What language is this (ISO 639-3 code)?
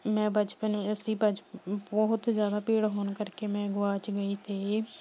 pan